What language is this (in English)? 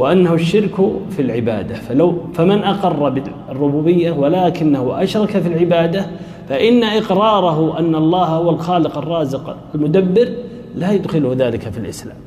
Arabic